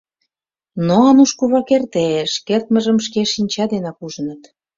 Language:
Mari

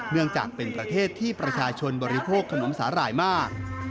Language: Thai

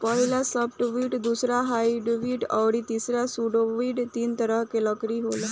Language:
Bhojpuri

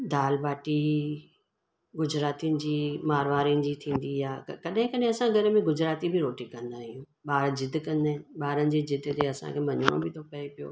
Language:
Sindhi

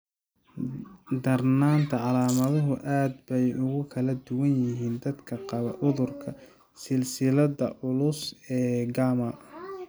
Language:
Somali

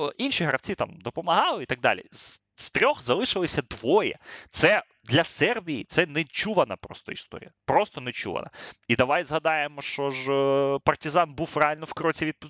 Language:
Ukrainian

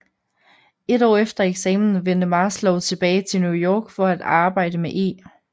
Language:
Danish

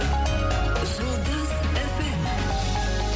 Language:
Kazakh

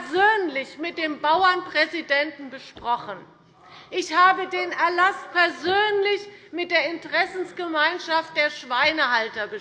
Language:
German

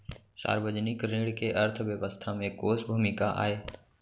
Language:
Chhattisgarhi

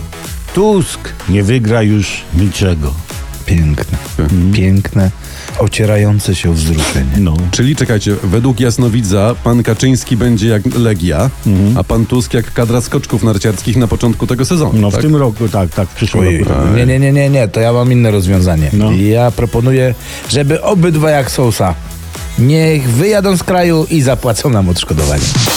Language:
Polish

